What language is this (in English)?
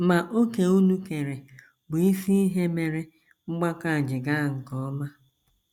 Igbo